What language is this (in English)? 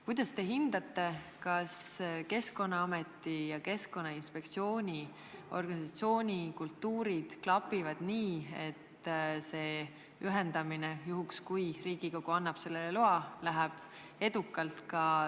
Estonian